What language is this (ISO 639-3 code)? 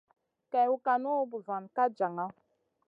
mcn